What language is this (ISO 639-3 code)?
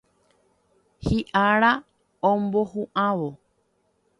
grn